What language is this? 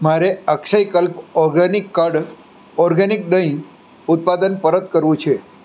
Gujarati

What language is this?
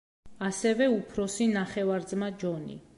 Georgian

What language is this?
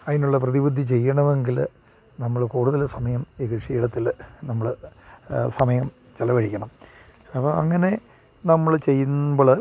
Malayalam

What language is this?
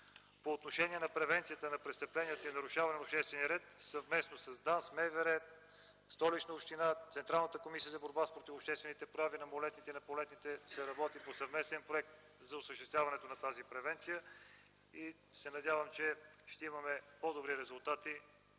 Bulgarian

